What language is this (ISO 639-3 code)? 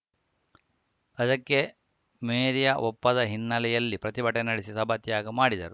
kan